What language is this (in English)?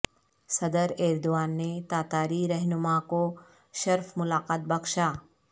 Urdu